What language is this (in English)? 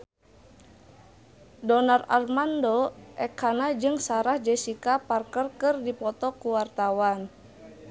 Sundanese